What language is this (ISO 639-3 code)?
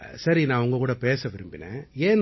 tam